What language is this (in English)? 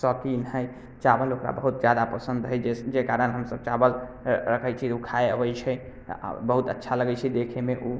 Maithili